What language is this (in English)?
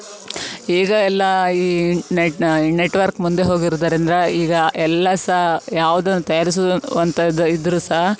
Kannada